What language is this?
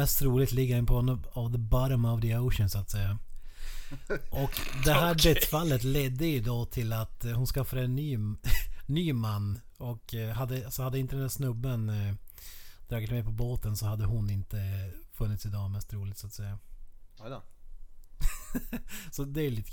Swedish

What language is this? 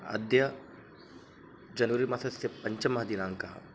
Sanskrit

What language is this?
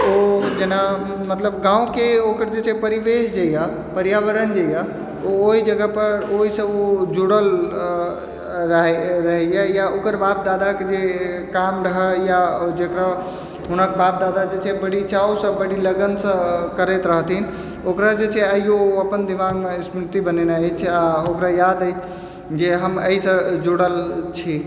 Maithili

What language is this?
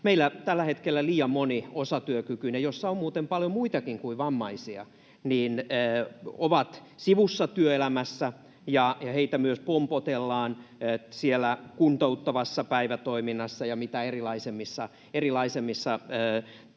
Finnish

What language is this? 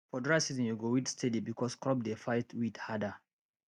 Nigerian Pidgin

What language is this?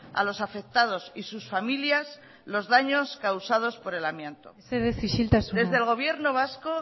Spanish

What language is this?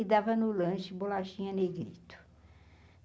Portuguese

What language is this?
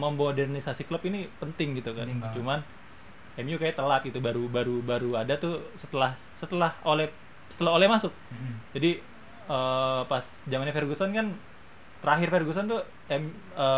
Indonesian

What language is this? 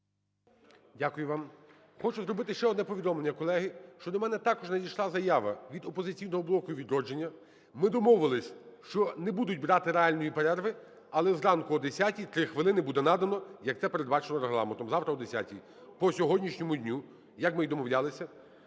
Ukrainian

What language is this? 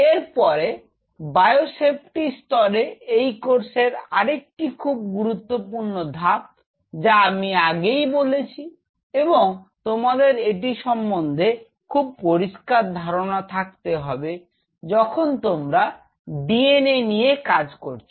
Bangla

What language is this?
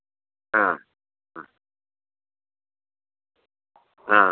Malayalam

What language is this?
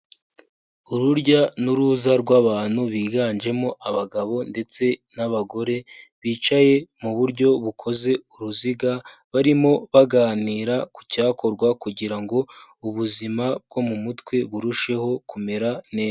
Kinyarwanda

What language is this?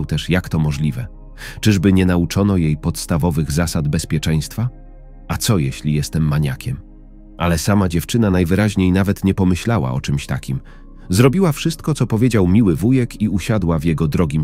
Polish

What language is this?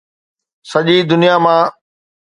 Sindhi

